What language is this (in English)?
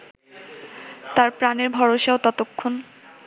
Bangla